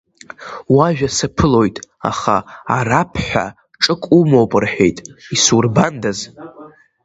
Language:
Abkhazian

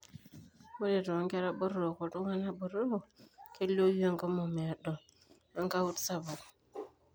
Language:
Masai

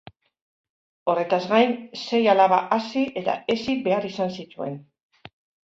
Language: Basque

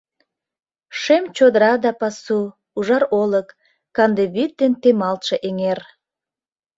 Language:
Mari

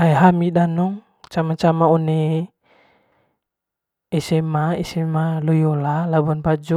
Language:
Manggarai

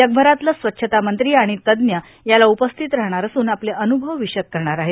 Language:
Marathi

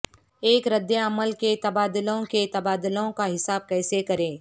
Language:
Urdu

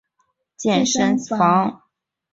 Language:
Chinese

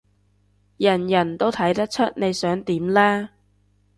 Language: Cantonese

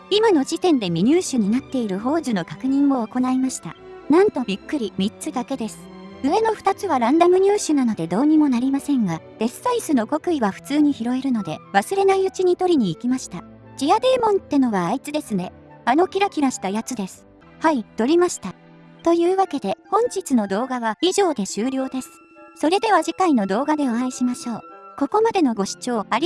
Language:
Japanese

